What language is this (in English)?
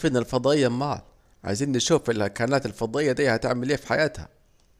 Saidi Arabic